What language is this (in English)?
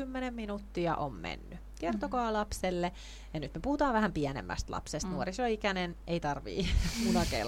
Finnish